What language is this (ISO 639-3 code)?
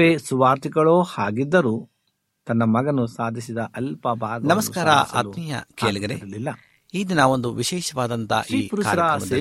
kan